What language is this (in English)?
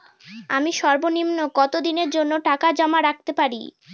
Bangla